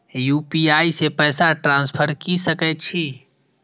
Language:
Maithili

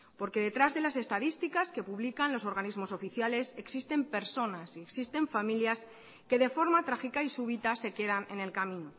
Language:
Spanish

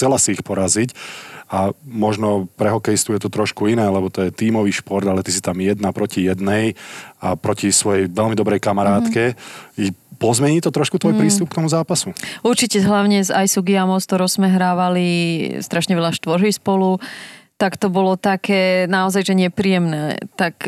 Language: Slovak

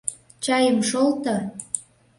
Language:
Mari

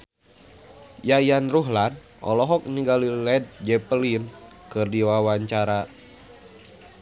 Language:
Sundanese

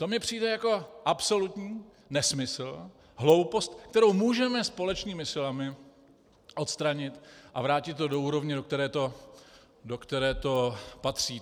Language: Czech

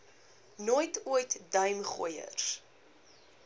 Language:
Afrikaans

